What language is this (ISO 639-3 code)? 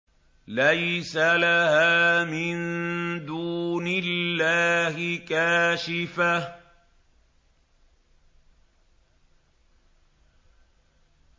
ara